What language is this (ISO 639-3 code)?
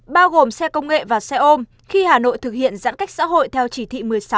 vie